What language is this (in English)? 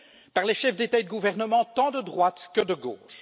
French